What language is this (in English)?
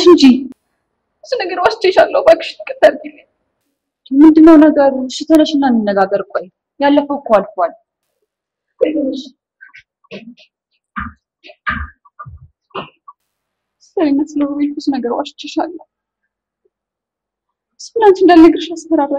Arabic